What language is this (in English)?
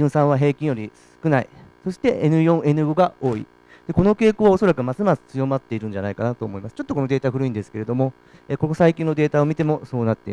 Japanese